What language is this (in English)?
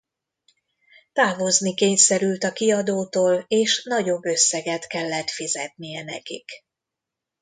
Hungarian